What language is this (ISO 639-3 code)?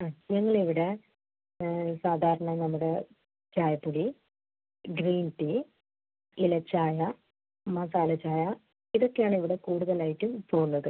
mal